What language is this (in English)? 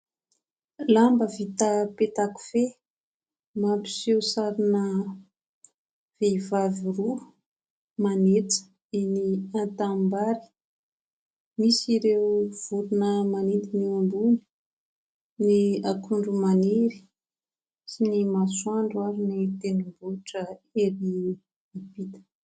Malagasy